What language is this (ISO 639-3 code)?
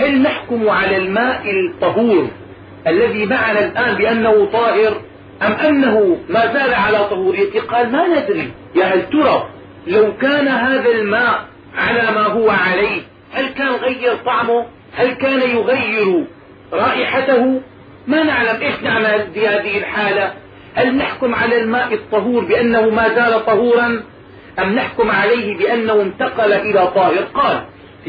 ara